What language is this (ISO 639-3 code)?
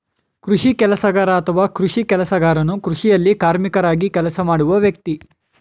kan